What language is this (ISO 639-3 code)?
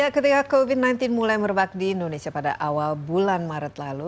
ind